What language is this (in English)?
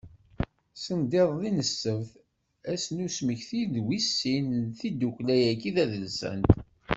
Kabyle